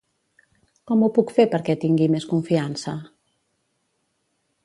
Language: Catalan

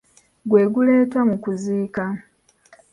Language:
Ganda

